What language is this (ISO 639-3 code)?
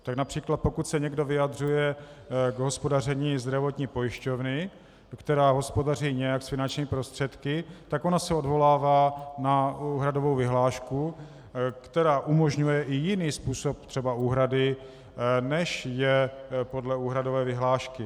ces